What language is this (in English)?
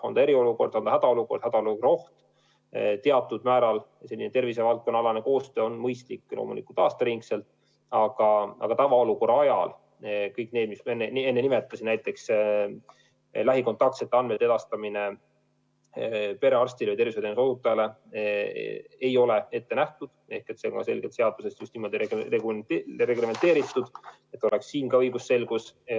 Estonian